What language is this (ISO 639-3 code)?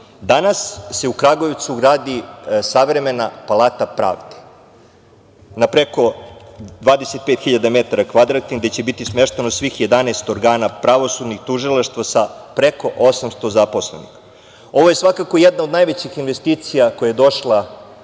srp